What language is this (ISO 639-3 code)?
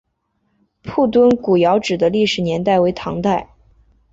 zho